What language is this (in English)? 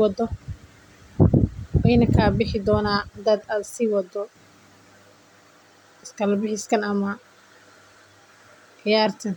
Somali